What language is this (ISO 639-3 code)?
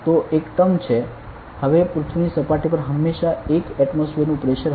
guj